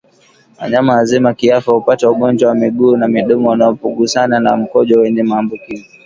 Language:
Swahili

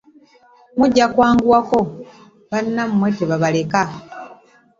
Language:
Ganda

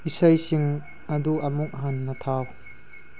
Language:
Manipuri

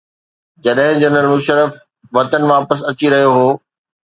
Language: Sindhi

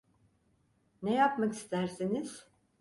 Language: Turkish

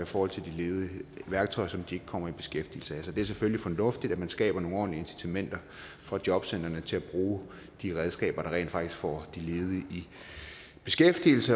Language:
Danish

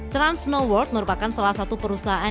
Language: Indonesian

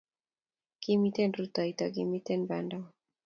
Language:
Kalenjin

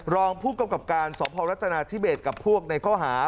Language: Thai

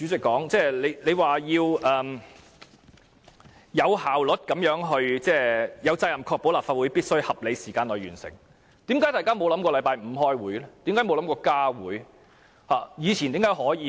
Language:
Cantonese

